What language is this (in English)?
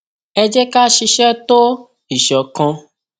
Yoruba